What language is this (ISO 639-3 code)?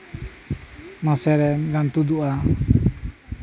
sat